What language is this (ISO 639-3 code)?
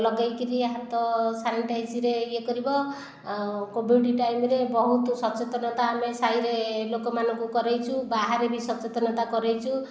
ori